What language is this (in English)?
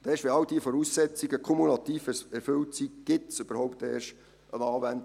Swiss German